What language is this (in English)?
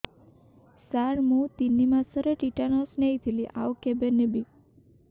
Odia